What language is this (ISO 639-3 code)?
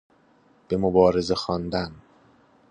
fas